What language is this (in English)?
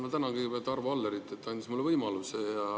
Estonian